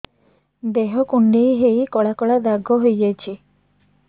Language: Odia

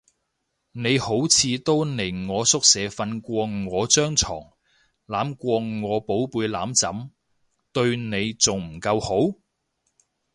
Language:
Cantonese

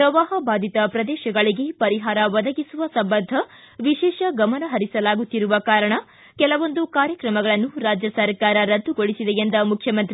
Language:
Kannada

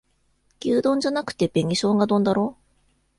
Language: Japanese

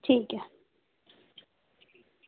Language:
Dogri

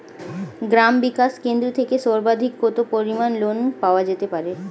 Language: Bangla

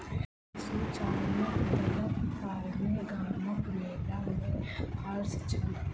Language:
Maithili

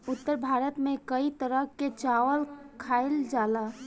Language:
Bhojpuri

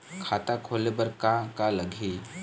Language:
Chhattisgarhi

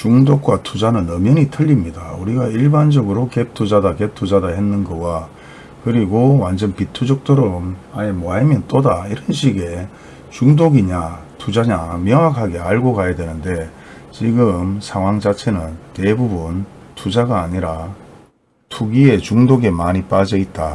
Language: Korean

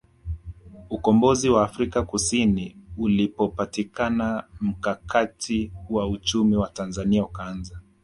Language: Swahili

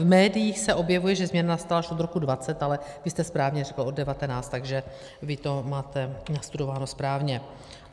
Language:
Czech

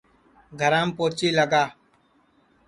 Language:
Sansi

